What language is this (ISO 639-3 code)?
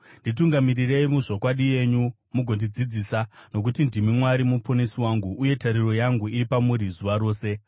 sna